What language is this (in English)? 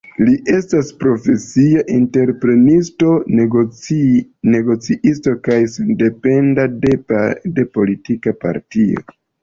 Esperanto